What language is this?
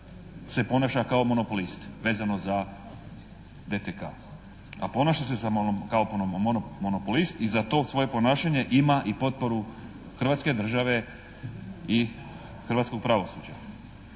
Croatian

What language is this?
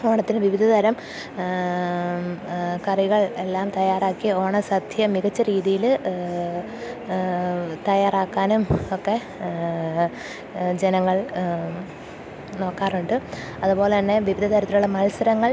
Malayalam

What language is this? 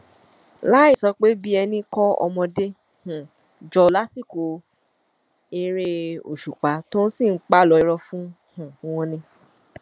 Yoruba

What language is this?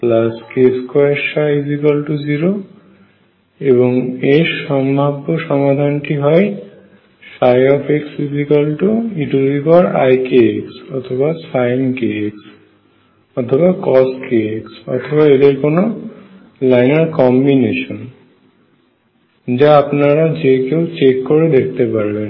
Bangla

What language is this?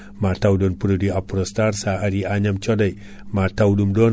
Fula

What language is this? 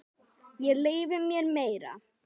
Icelandic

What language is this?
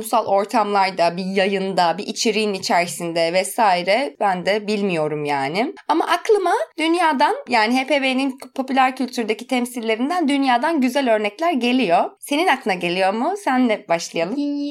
Turkish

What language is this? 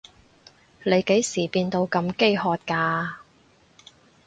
Cantonese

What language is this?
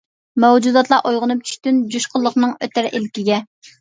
Uyghur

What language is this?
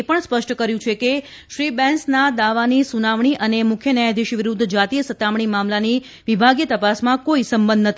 Gujarati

